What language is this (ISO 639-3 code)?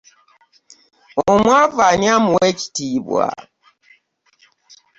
lug